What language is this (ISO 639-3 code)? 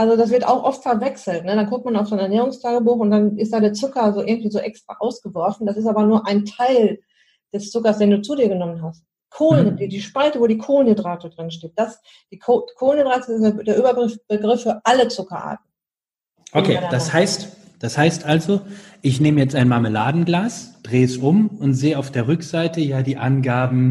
deu